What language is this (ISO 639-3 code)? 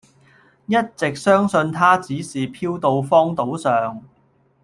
yue